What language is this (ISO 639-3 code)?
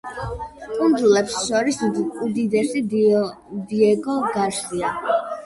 kat